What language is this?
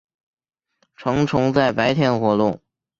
Chinese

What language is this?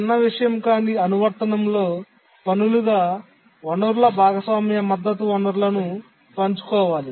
Telugu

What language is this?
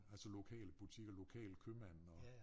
Danish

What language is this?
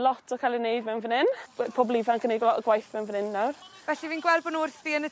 Welsh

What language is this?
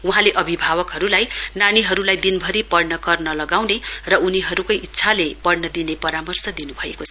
Nepali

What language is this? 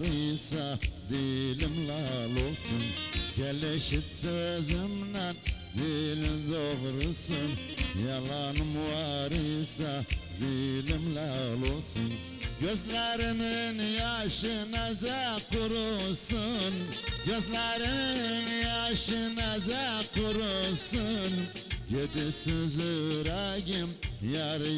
Turkish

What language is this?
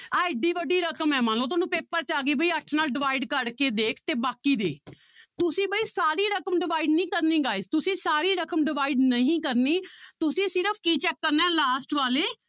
Punjabi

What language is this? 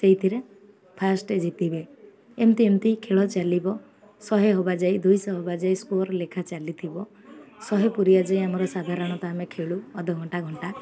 Odia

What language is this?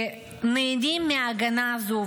Hebrew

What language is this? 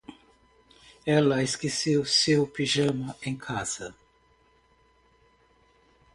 Portuguese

